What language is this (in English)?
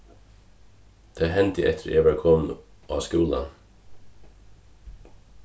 Faroese